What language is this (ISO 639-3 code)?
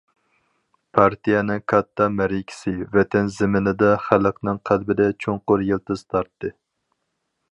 uig